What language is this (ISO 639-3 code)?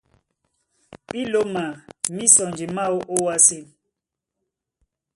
dua